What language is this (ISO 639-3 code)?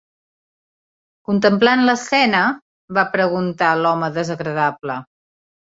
cat